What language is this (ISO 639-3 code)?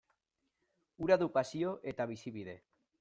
eus